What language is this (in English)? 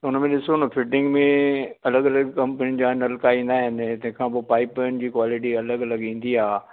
Sindhi